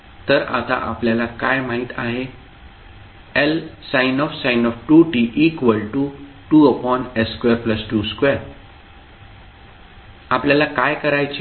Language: Marathi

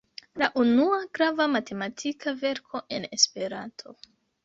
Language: Esperanto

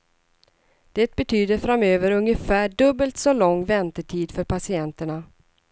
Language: Swedish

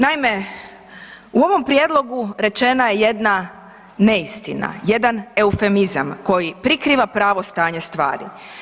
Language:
Croatian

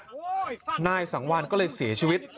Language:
Thai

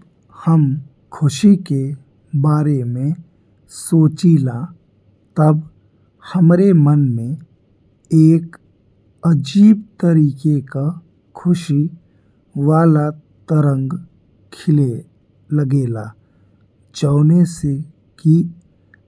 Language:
Bhojpuri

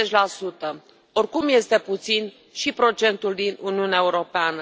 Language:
Romanian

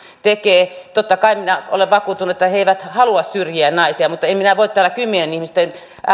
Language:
Finnish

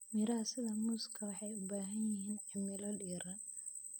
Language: Somali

